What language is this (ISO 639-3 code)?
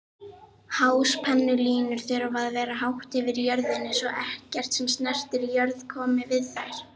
isl